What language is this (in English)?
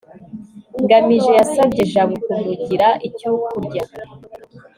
Kinyarwanda